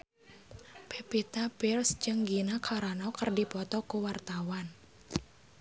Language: Sundanese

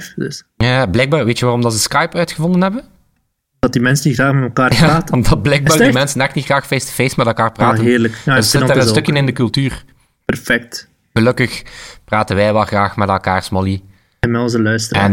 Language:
Dutch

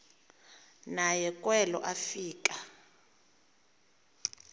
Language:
Xhosa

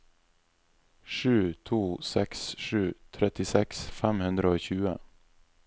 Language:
Norwegian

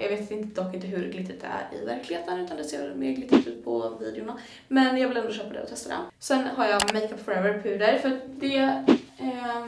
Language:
Swedish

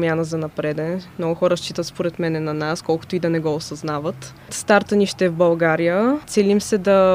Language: Bulgarian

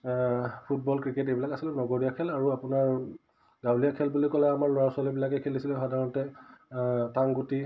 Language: Assamese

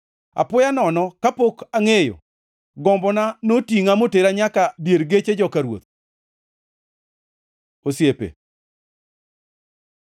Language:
Luo (Kenya and Tanzania)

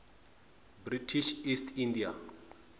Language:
Tsonga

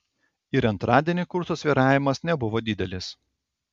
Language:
Lithuanian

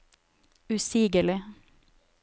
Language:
Norwegian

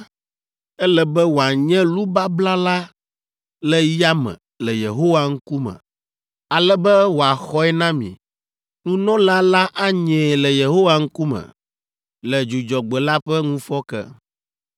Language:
Ewe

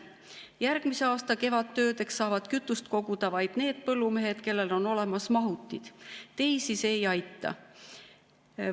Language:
Estonian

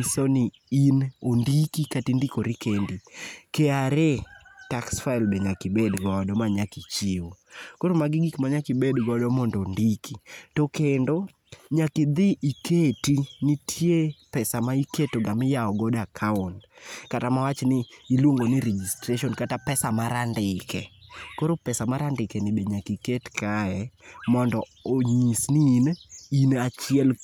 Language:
Luo (Kenya and Tanzania)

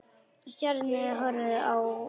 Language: Icelandic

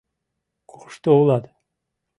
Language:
Mari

